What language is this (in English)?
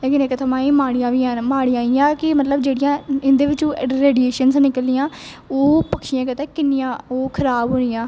Dogri